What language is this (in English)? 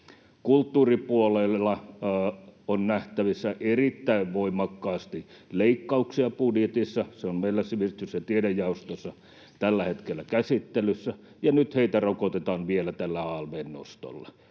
Finnish